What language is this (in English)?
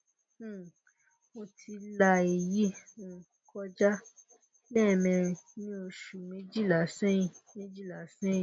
Yoruba